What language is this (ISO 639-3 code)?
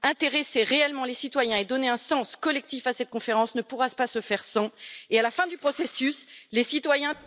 fra